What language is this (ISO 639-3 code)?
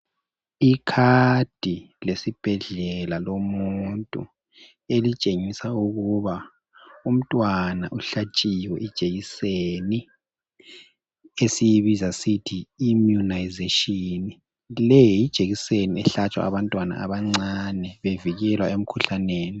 nde